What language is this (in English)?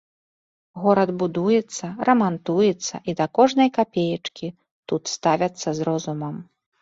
Belarusian